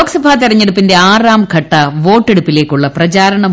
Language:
Malayalam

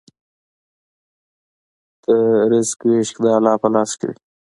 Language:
Pashto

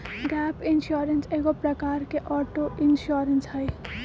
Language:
Magahi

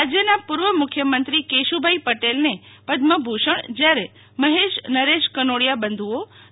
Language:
Gujarati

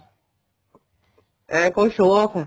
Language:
Punjabi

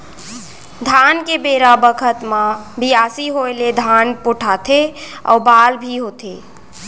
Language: Chhattisgarhi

